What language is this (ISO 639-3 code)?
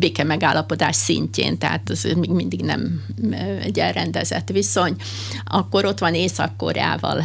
hun